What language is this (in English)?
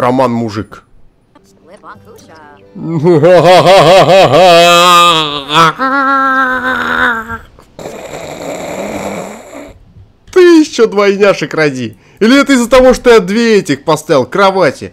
Russian